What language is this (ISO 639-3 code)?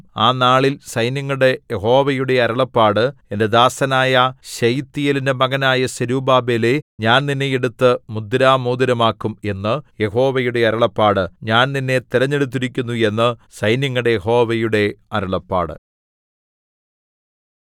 mal